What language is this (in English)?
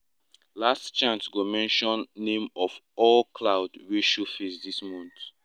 Nigerian Pidgin